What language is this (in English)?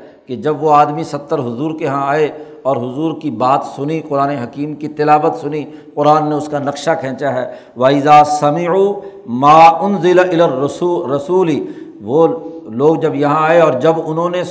Urdu